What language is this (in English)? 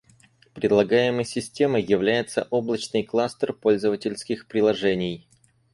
Russian